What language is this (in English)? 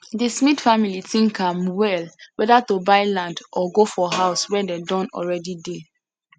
Nigerian Pidgin